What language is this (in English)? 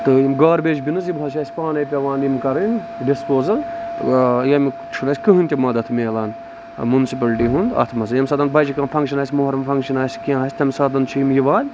Kashmiri